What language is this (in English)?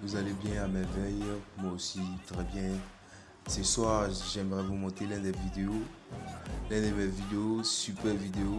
French